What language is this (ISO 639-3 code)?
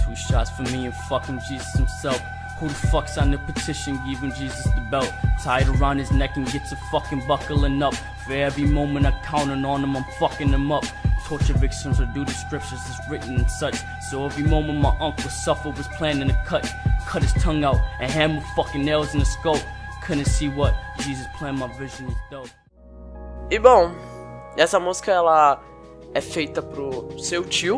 por